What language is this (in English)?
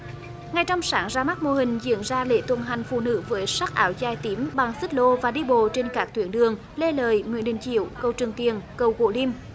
Vietnamese